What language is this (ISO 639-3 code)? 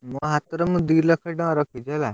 ori